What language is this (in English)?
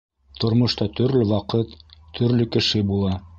Bashkir